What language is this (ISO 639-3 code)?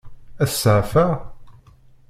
kab